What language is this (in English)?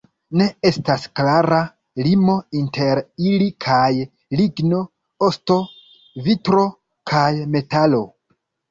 Esperanto